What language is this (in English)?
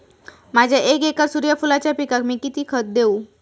Marathi